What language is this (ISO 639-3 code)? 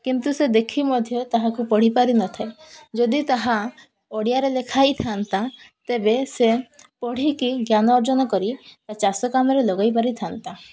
ori